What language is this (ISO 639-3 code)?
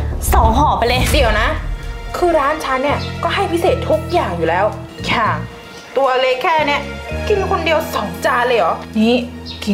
tha